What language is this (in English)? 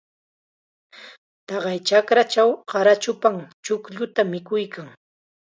Chiquián Ancash Quechua